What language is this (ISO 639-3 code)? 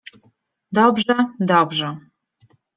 pol